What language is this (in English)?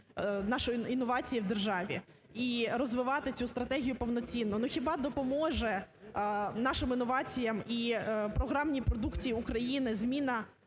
Ukrainian